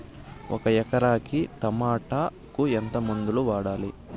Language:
Telugu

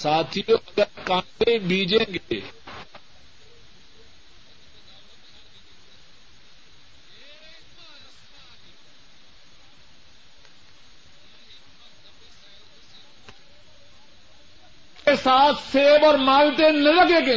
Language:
Urdu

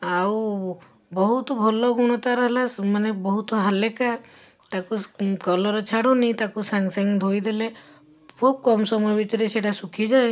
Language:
Odia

